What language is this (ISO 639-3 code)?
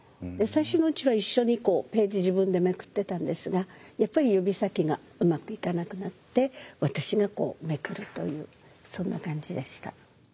jpn